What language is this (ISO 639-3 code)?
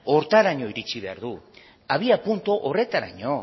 eus